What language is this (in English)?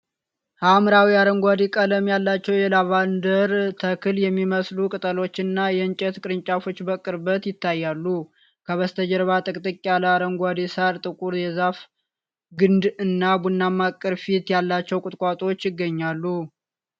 Amharic